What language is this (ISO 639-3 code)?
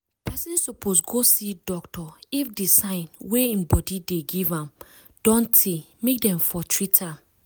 pcm